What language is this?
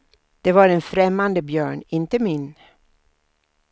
Swedish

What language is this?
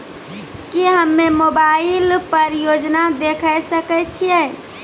Maithili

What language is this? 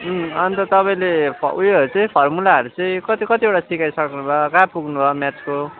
Nepali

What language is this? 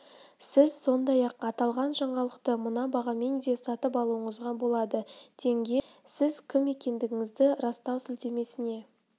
Kazakh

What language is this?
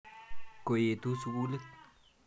Kalenjin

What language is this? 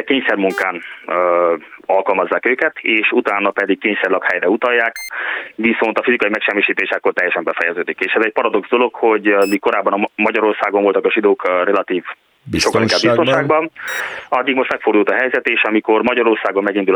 Hungarian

